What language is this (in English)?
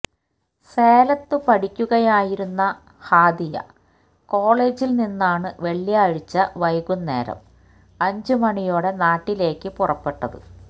Malayalam